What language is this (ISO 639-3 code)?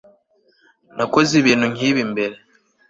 kin